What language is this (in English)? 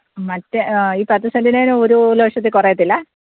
Malayalam